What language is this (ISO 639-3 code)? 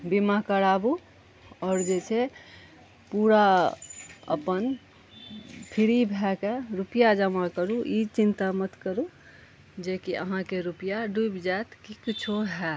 mai